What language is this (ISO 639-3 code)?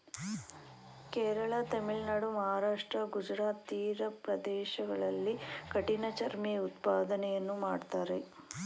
kan